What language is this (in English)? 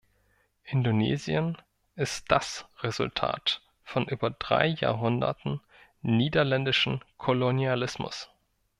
German